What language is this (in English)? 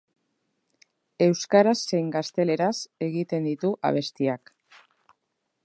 Basque